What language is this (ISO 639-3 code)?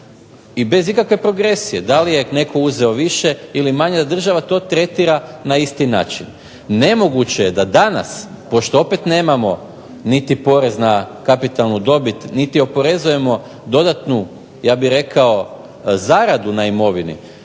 hrv